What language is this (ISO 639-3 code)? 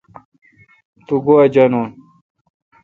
xka